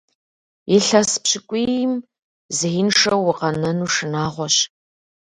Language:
Kabardian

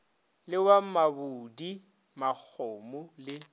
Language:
Northern Sotho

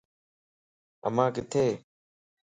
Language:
Lasi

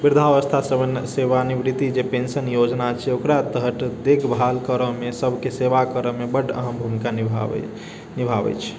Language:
Maithili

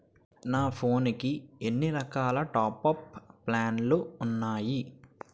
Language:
Telugu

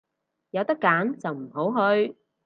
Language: Cantonese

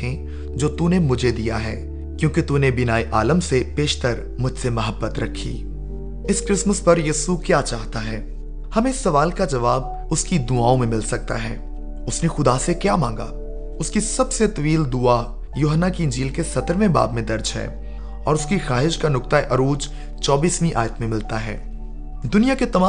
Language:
Urdu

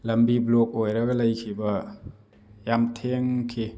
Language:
Manipuri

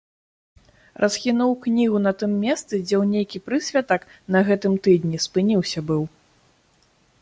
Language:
Belarusian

